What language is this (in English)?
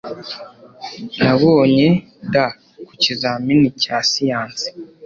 Kinyarwanda